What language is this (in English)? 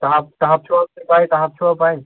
Kashmiri